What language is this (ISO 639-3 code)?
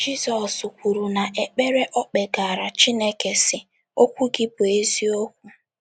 ibo